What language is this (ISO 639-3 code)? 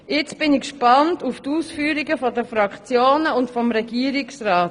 gsw